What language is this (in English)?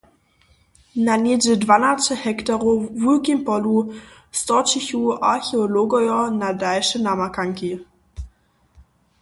Upper Sorbian